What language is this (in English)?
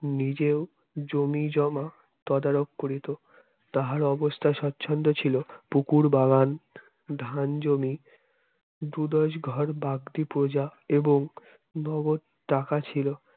Bangla